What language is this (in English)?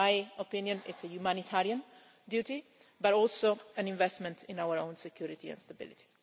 English